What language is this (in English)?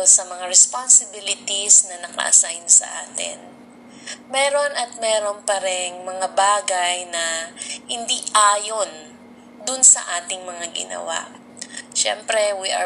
Filipino